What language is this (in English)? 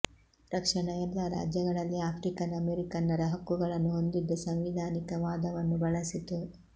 Kannada